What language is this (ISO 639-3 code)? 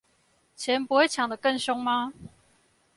zho